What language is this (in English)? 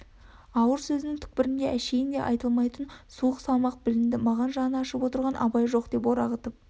Kazakh